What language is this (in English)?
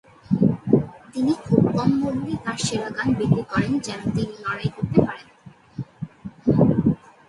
Bangla